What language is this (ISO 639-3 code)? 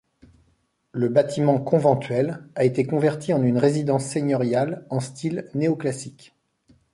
fra